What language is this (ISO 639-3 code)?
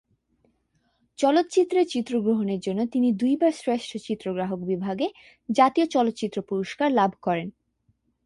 ben